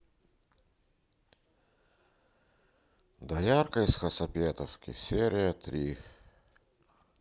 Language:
Russian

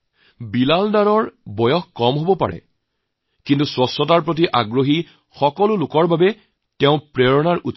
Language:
Assamese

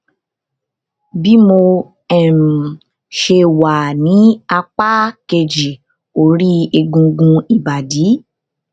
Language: Yoruba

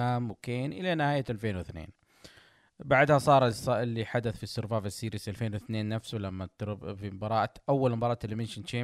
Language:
Arabic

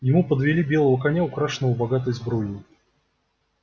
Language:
Russian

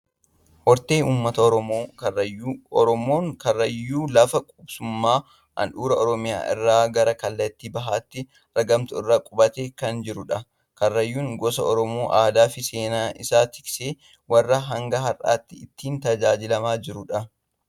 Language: Oromo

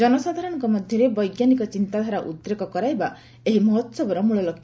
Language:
Odia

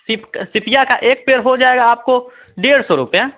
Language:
Hindi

